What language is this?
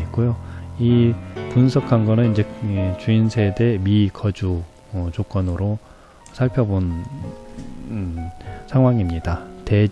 Korean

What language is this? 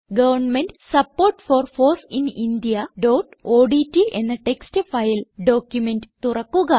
Malayalam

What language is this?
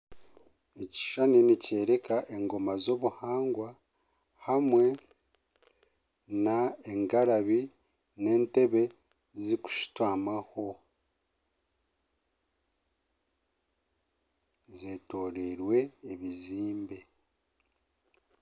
Nyankole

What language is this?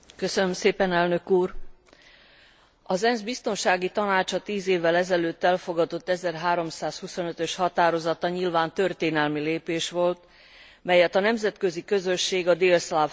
Hungarian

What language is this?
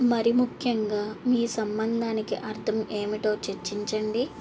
Telugu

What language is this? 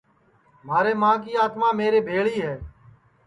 Sansi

